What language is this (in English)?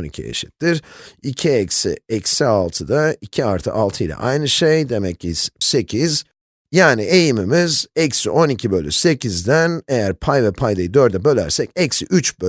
Turkish